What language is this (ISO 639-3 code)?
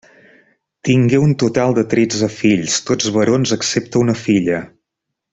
cat